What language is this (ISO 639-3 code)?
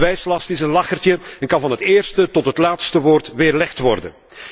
nld